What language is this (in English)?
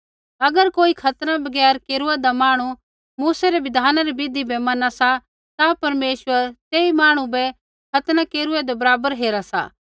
Kullu Pahari